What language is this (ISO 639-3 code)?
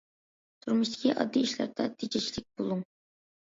uig